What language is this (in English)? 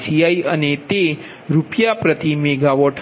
Gujarati